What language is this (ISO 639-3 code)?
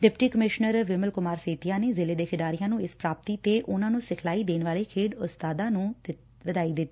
pan